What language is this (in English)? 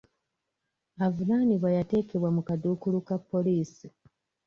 Ganda